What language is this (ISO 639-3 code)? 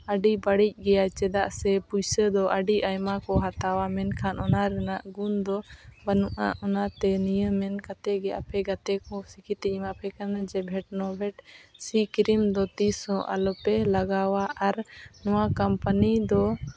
sat